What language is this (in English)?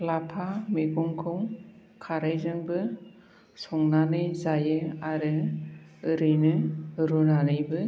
Bodo